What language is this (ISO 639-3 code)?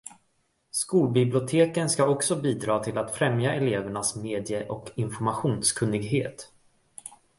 swe